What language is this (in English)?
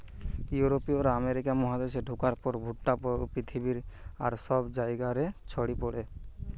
Bangla